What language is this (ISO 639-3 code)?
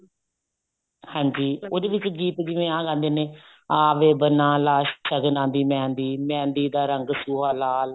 pan